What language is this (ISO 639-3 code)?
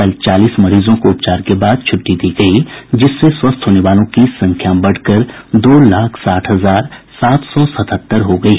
hin